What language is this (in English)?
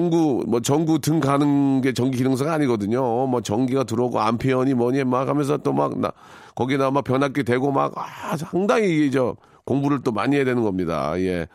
Korean